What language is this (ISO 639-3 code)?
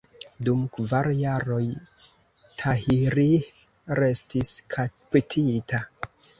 epo